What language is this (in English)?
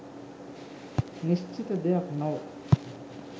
Sinhala